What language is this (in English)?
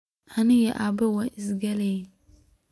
Somali